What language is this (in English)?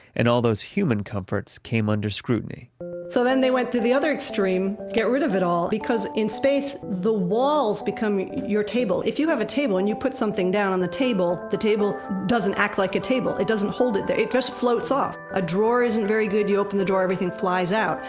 English